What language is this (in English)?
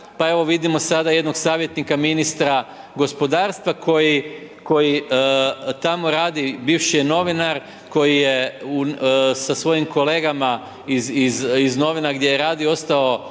Croatian